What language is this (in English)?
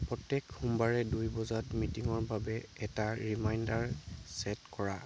Assamese